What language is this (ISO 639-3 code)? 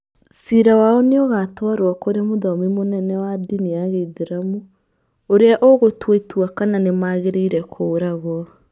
kik